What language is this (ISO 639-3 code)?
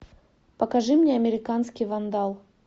rus